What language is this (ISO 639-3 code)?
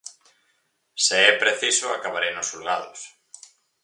glg